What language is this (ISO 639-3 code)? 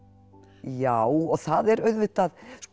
isl